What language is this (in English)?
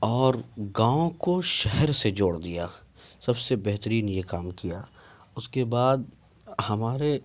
Urdu